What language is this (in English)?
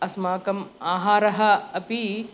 Sanskrit